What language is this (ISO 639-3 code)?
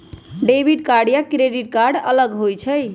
mag